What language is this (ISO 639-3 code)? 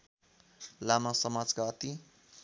nep